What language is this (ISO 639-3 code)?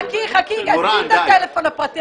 heb